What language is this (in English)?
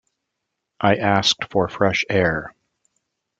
English